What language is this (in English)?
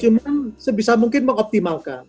Indonesian